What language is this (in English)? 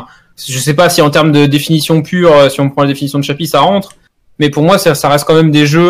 French